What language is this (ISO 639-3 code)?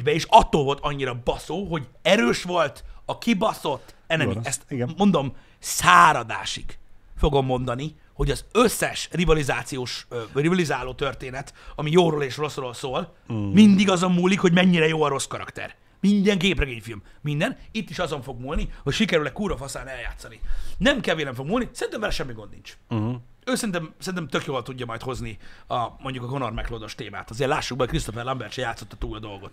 hun